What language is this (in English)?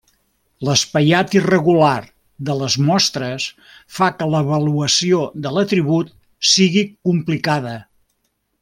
Catalan